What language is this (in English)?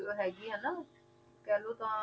Punjabi